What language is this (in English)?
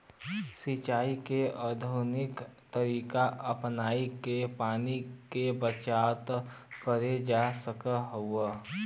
Bhojpuri